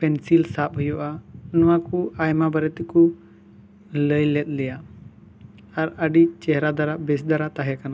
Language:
Santali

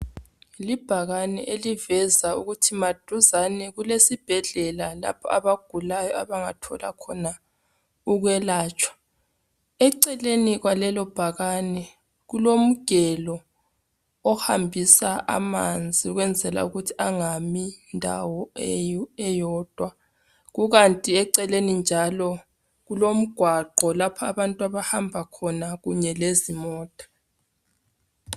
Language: North Ndebele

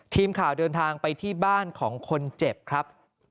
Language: Thai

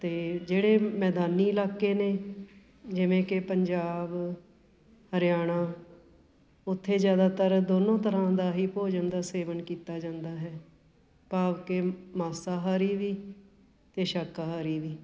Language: Punjabi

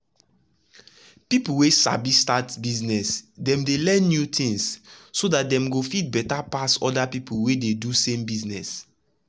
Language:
Nigerian Pidgin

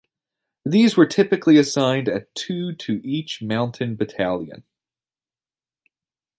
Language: English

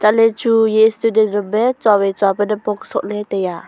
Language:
Wancho Naga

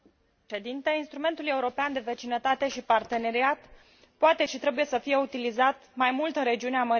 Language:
Romanian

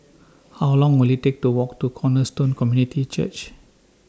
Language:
English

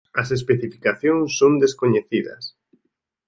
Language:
Galician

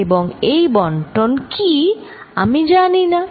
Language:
Bangla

